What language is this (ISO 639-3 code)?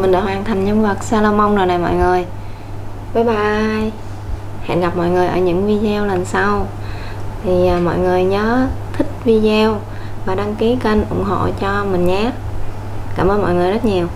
vie